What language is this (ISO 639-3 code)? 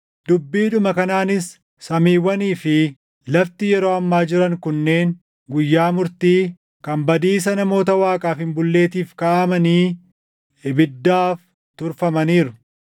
orm